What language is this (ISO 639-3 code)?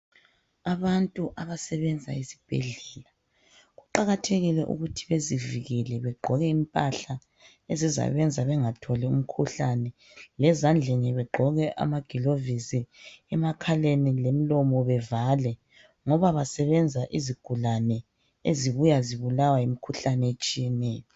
nde